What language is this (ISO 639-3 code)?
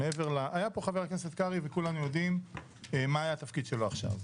heb